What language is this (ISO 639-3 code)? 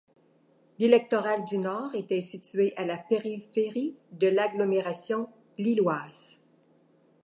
fra